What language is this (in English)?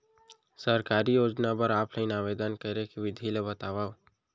Chhattisgarhi